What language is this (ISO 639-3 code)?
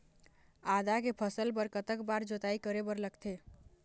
hne